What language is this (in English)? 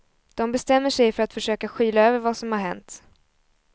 Swedish